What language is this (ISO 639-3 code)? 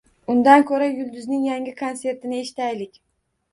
uzb